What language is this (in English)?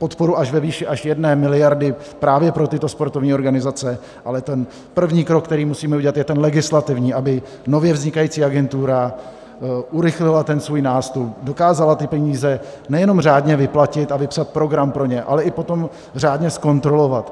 Czech